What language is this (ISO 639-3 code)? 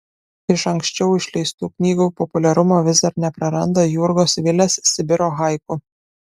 lit